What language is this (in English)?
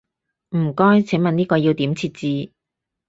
Cantonese